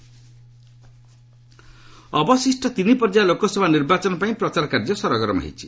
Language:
Odia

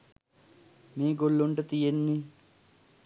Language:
Sinhala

